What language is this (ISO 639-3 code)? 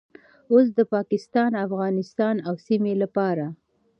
pus